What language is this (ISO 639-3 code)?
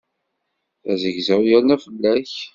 kab